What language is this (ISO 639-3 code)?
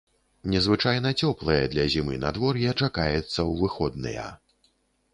bel